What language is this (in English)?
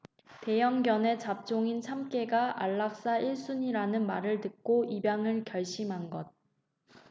Korean